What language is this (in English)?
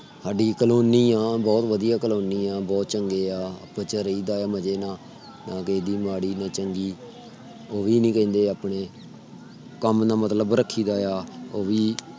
Punjabi